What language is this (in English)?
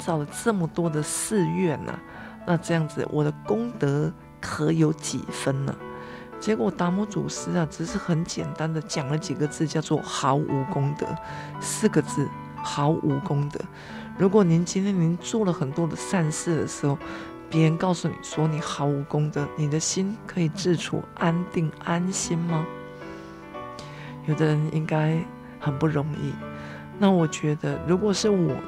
Chinese